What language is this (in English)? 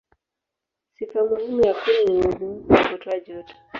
Swahili